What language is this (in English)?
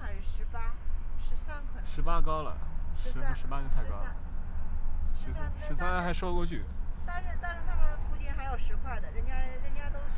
Chinese